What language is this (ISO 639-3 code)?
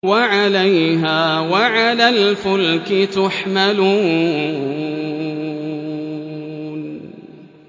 ara